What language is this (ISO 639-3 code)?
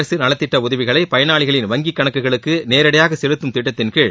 tam